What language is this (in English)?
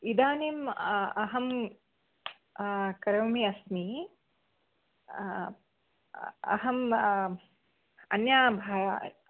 Sanskrit